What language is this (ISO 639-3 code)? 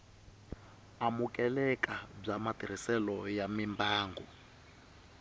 tso